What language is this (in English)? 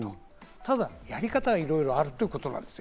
Japanese